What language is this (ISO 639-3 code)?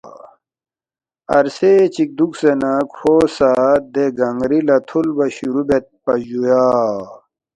bft